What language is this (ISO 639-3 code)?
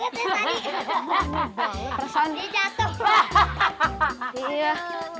ind